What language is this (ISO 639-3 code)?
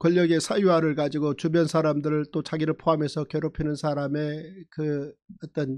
kor